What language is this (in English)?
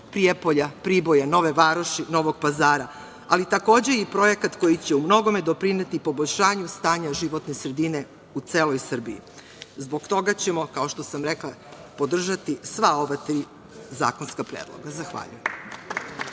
Serbian